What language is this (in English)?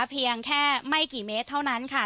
Thai